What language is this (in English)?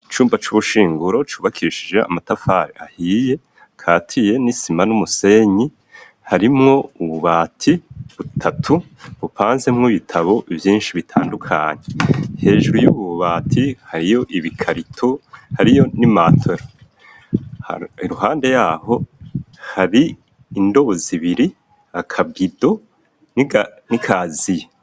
Rundi